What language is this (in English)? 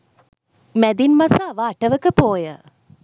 Sinhala